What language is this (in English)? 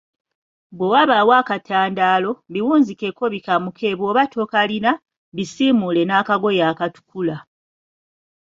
Ganda